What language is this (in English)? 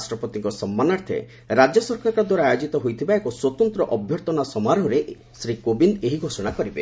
Odia